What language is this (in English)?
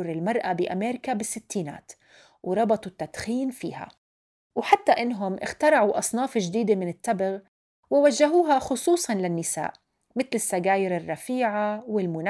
Arabic